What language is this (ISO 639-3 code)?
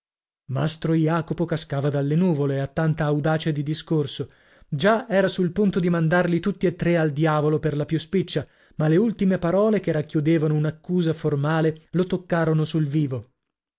ita